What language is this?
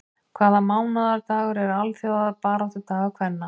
Icelandic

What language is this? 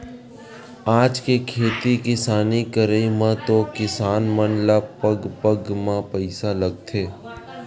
Chhattisgarhi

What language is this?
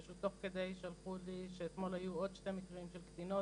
Hebrew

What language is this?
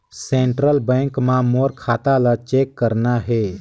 Chhattisgarhi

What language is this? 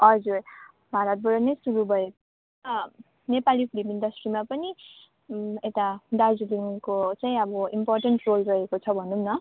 Nepali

